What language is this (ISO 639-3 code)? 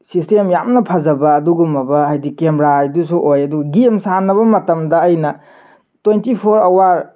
mni